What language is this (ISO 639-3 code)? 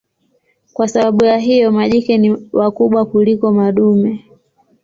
swa